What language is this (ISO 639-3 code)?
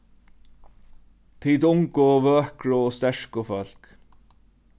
fao